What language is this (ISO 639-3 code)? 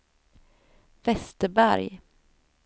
swe